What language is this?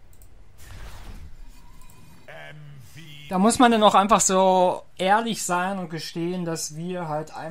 German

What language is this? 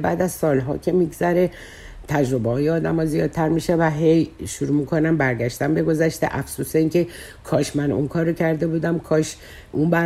Persian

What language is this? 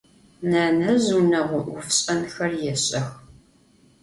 Adyghe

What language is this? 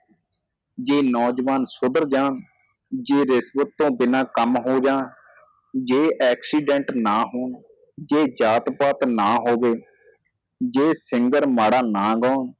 Punjabi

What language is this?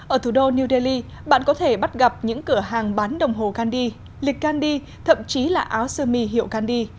Vietnamese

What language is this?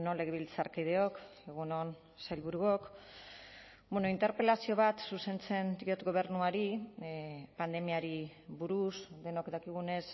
Basque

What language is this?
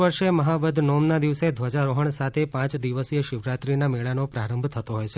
Gujarati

